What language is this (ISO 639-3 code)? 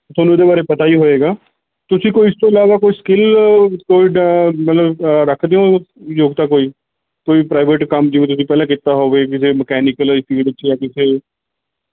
pan